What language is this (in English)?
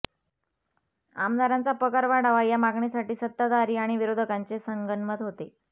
Marathi